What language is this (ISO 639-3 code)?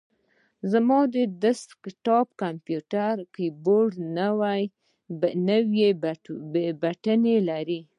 pus